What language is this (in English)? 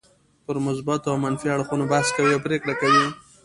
Pashto